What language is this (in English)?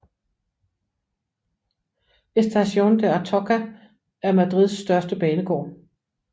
Danish